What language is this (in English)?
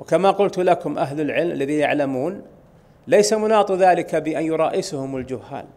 Arabic